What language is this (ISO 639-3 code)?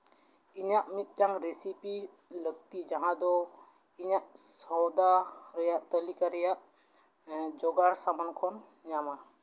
sat